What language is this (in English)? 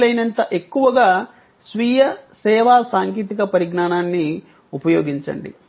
Telugu